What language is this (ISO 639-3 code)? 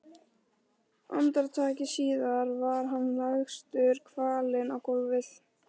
isl